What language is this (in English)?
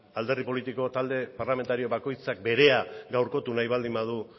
Basque